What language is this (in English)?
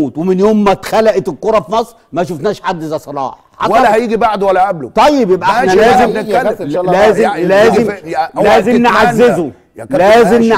Arabic